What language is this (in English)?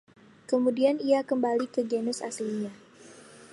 Indonesian